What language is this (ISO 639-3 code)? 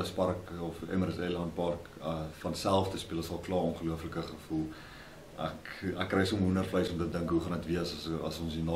nld